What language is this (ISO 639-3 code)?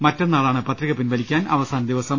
mal